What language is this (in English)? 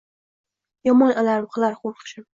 Uzbek